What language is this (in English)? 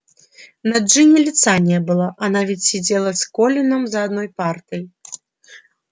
Russian